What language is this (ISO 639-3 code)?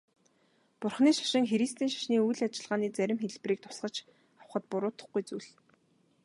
mon